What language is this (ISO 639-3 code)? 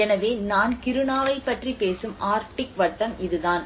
tam